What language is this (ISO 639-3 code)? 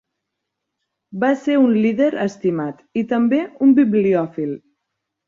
cat